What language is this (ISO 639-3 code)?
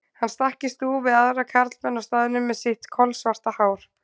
isl